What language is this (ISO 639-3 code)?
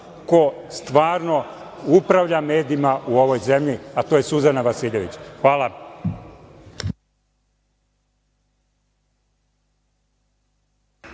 srp